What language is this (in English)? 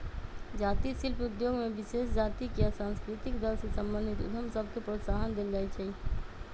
Magahi